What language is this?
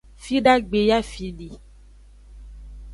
Aja (Benin)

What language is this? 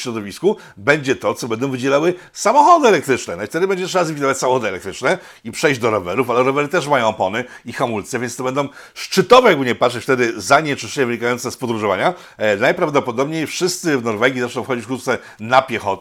Polish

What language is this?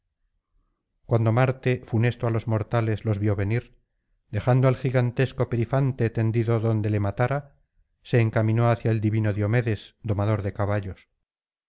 Spanish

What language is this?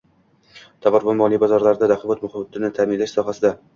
Uzbek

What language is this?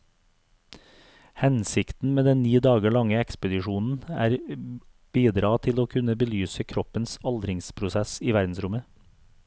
Norwegian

